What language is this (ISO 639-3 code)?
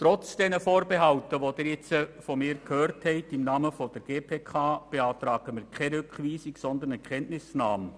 gsw